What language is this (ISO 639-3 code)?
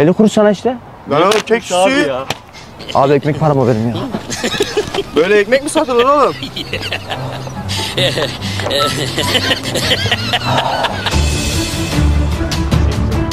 tur